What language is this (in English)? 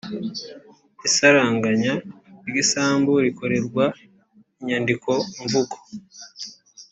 Kinyarwanda